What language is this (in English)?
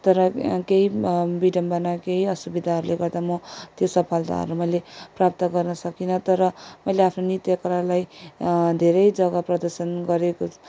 Nepali